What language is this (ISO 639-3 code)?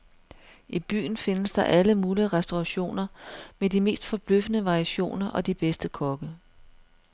dan